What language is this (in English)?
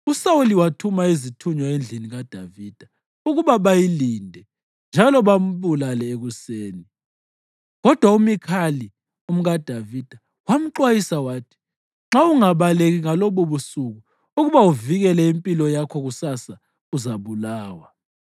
North Ndebele